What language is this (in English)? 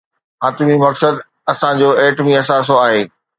Sindhi